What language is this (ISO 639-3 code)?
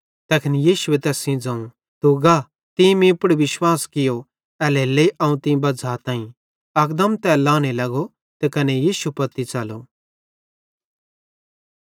bhd